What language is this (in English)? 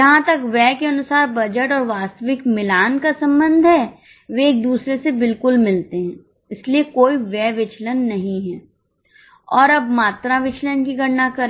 Hindi